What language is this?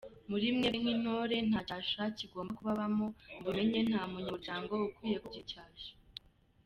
Kinyarwanda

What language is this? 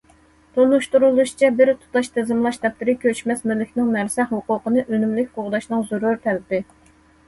Uyghur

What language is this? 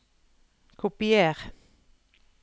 Norwegian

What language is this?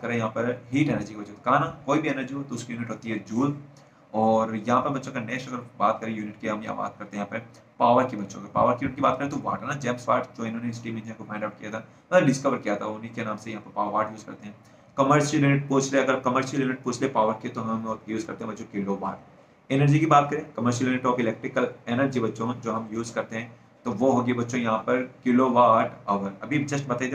Hindi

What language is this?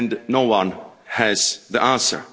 English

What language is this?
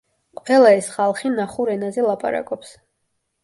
Georgian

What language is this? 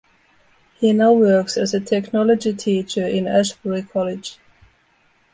English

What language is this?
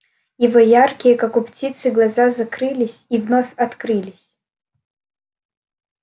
Russian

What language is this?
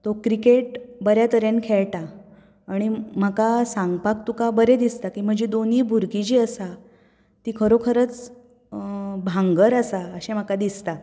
Konkani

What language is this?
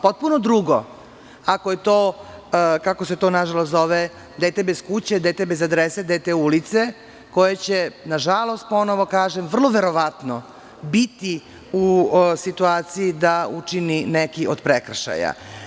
Serbian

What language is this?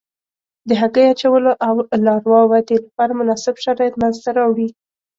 Pashto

